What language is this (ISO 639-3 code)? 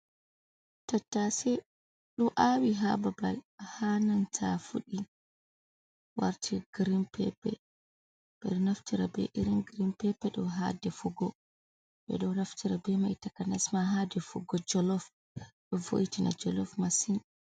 ful